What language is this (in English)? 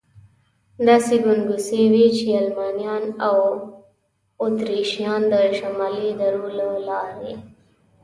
Pashto